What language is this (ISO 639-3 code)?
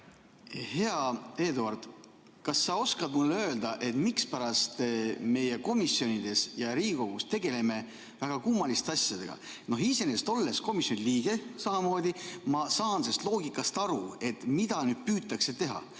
est